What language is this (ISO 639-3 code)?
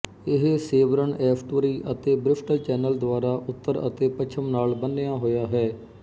pan